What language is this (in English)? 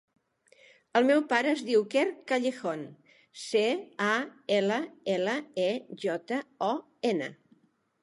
Catalan